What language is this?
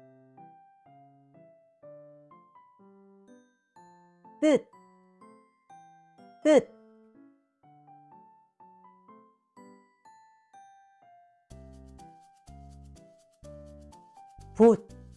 Korean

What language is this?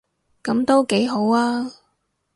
Cantonese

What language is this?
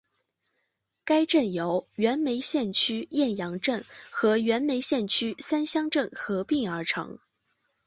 Chinese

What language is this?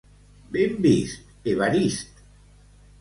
Catalan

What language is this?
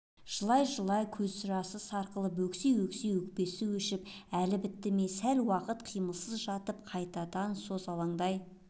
Kazakh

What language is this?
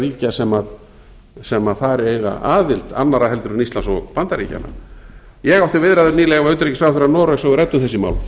Icelandic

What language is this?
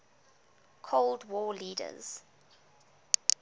English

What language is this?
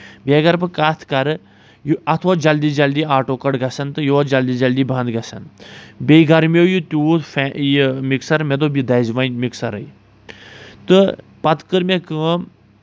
Kashmiri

